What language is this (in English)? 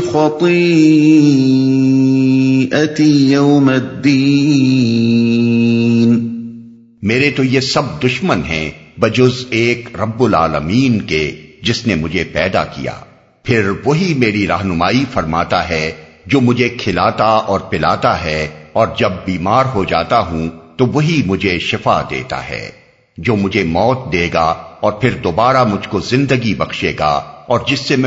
Urdu